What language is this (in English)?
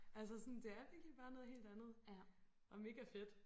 Danish